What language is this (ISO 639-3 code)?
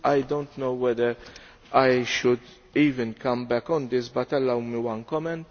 eng